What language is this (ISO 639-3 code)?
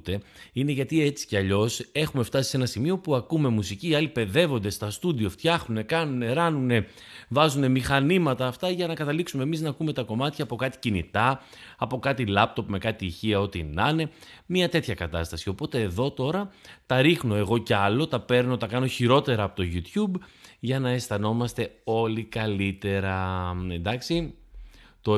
ell